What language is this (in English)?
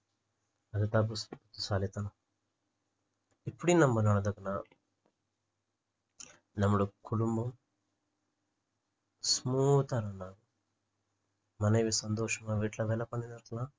Tamil